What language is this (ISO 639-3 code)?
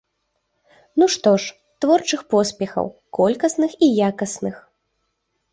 bel